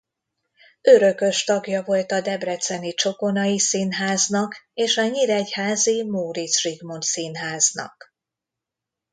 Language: Hungarian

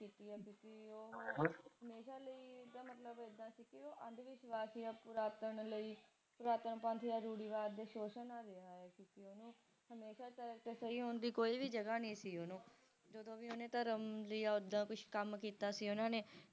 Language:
Punjabi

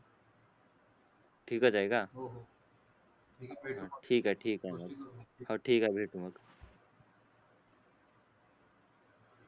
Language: Marathi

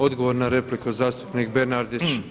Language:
Croatian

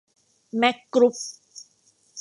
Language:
Thai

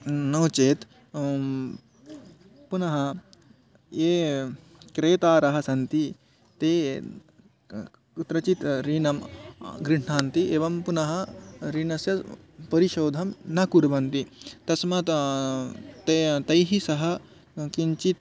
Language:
Sanskrit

